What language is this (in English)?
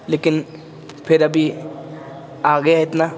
Urdu